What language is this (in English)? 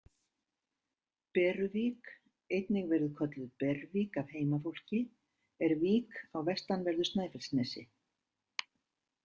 Icelandic